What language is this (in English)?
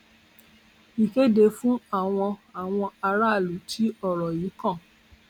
Yoruba